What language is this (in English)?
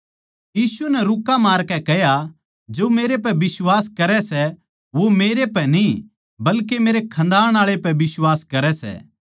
Haryanvi